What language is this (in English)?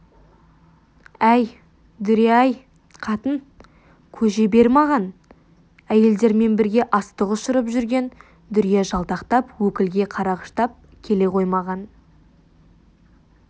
Kazakh